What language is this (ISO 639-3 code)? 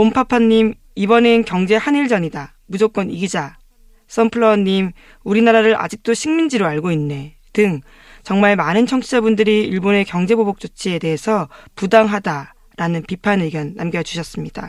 kor